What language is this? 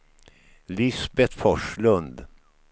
Swedish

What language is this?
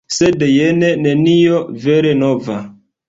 Esperanto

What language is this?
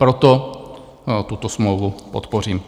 Czech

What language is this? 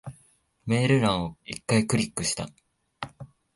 Japanese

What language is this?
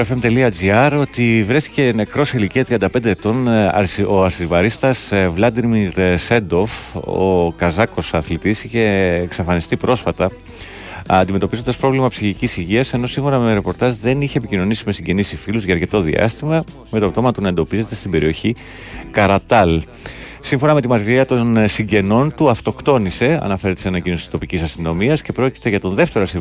Greek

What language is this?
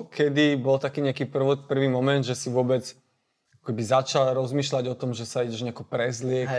Slovak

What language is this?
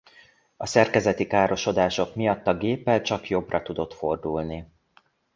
Hungarian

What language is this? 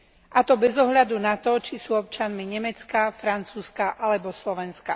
Slovak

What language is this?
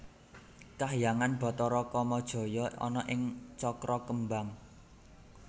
Javanese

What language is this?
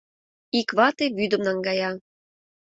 Mari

